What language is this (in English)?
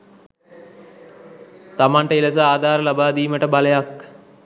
Sinhala